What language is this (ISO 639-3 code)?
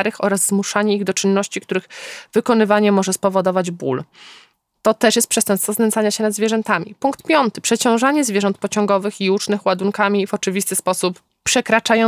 pol